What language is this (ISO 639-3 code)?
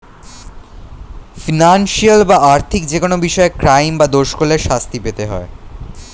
ben